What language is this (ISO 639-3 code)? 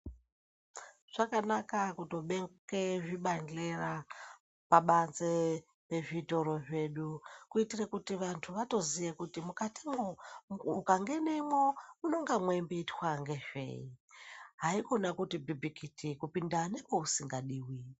ndc